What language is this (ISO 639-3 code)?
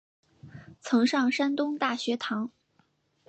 zho